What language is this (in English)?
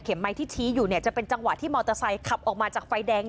Thai